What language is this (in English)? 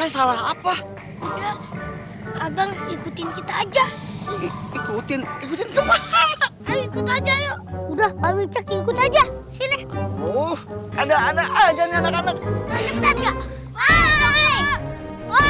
Indonesian